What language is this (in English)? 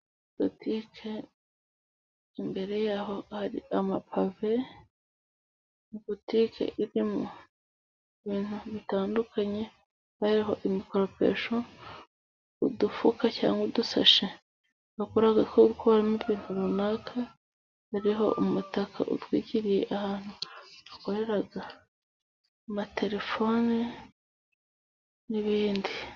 Kinyarwanda